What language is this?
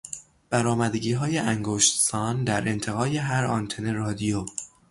Persian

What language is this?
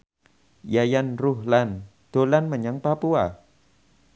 Javanese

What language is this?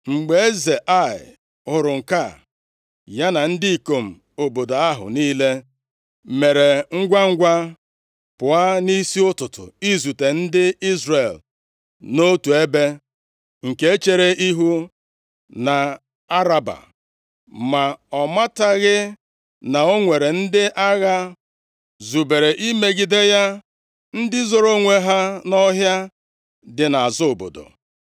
Igbo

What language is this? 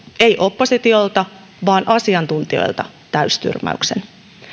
Finnish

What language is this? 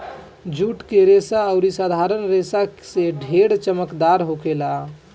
Bhojpuri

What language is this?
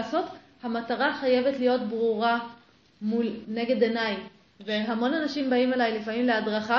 Hebrew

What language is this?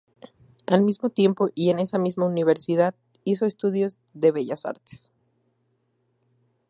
Spanish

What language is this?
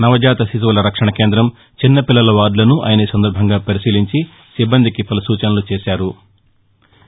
Telugu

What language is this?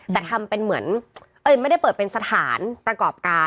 Thai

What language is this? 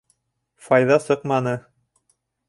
Bashkir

